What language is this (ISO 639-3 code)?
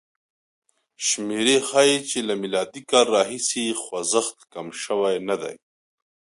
pus